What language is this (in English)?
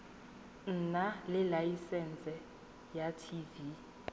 Tswana